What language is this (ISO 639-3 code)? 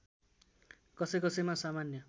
nep